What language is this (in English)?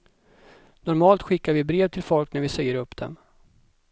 Swedish